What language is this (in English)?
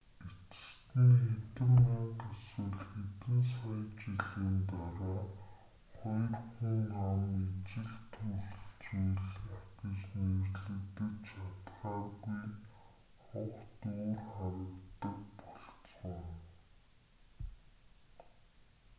Mongolian